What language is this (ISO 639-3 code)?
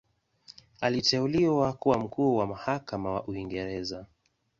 swa